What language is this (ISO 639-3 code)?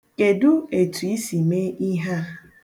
ibo